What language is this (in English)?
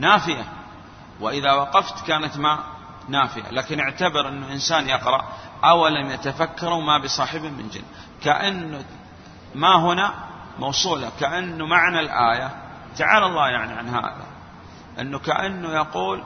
Arabic